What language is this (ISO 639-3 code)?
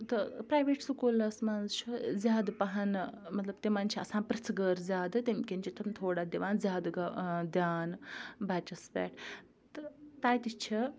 kas